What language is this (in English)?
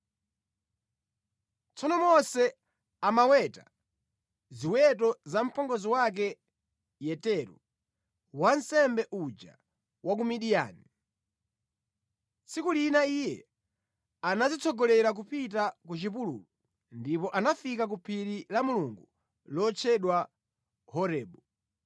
Nyanja